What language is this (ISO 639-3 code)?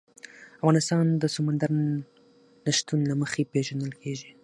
pus